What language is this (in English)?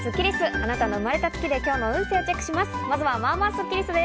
Japanese